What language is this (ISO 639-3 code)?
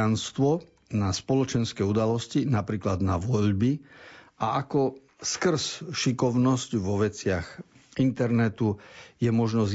slk